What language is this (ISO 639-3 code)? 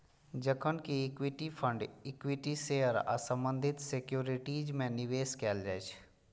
mai